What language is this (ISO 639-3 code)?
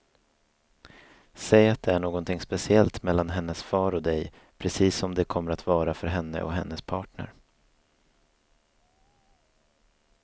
swe